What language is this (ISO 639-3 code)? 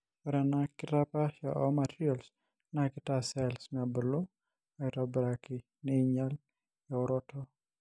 mas